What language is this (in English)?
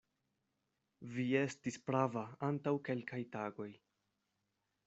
Esperanto